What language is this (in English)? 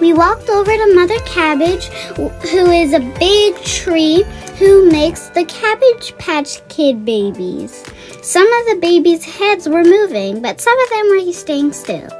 English